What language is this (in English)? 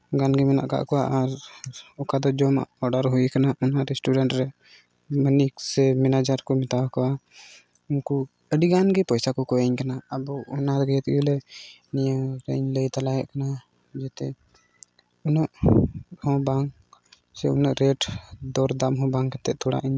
Santali